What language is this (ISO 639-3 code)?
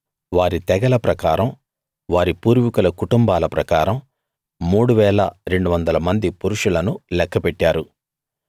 tel